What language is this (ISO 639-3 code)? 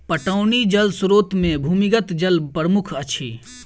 mai